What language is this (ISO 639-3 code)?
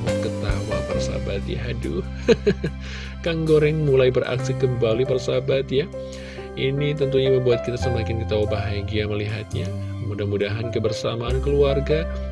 ind